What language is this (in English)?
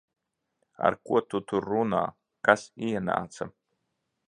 Latvian